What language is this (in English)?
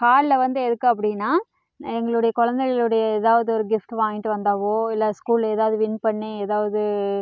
Tamil